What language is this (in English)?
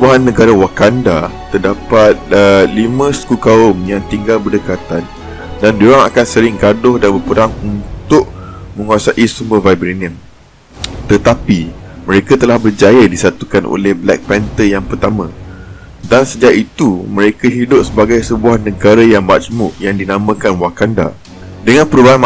Malay